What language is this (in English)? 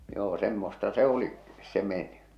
Finnish